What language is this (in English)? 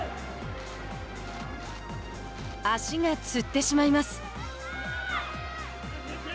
Japanese